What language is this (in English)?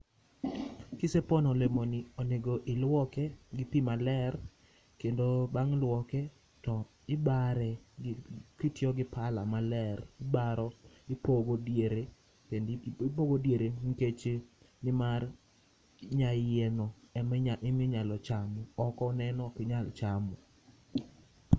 Luo (Kenya and Tanzania)